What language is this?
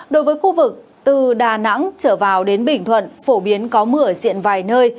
Vietnamese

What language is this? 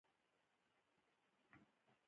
Pashto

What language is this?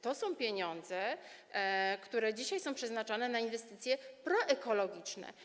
Polish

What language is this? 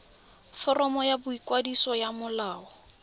Tswana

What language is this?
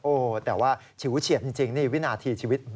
Thai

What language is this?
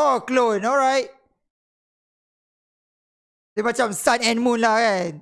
Malay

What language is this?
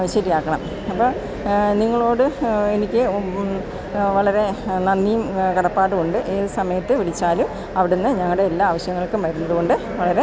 Malayalam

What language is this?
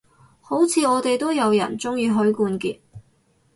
Cantonese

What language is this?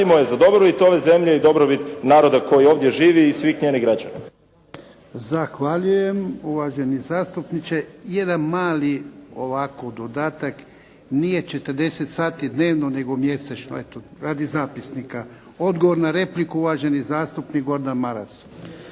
Croatian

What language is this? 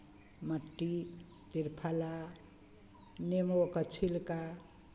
Maithili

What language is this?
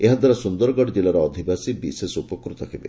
Odia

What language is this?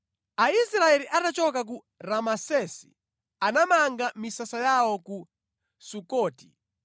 Nyanja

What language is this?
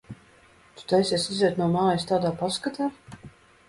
Latvian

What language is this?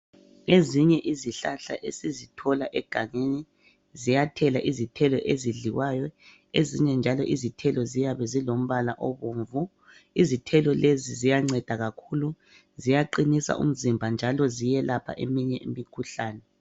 North Ndebele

